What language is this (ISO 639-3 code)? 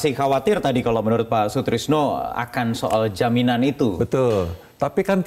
ind